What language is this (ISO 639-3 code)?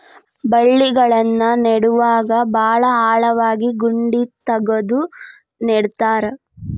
kan